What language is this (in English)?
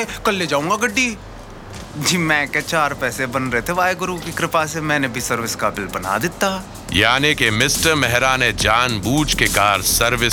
Hindi